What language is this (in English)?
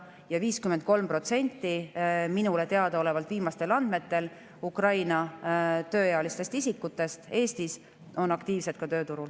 Estonian